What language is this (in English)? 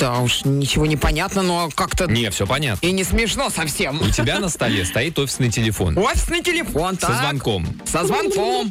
Russian